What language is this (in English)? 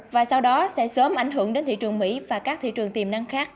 Vietnamese